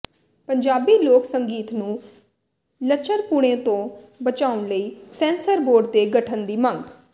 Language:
Punjabi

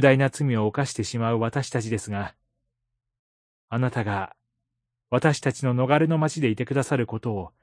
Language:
Japanese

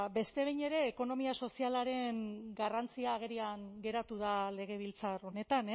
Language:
Basque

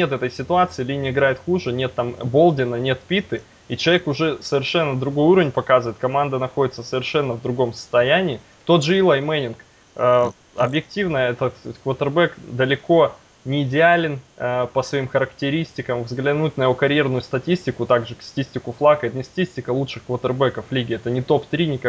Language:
Russian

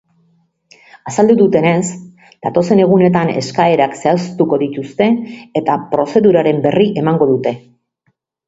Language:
Basque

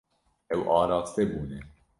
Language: Kurdish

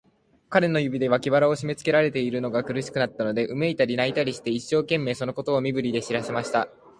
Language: Japanese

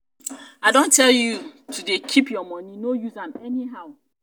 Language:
Nigerian Pidgin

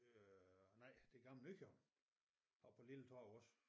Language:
Danish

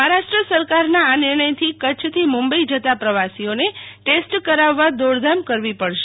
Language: Gujarati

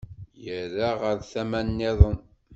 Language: Kabyle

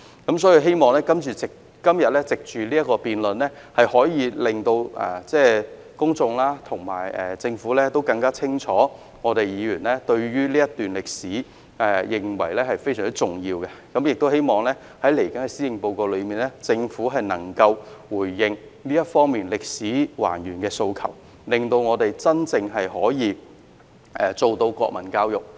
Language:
Cantonese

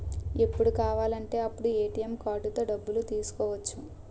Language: Telugu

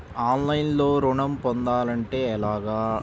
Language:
Telugu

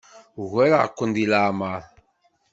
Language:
Kabyle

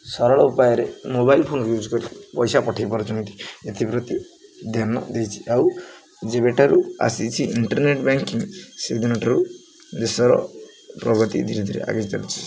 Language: Odia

